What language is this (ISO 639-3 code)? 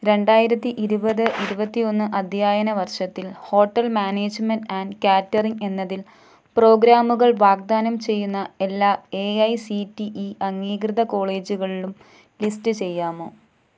mal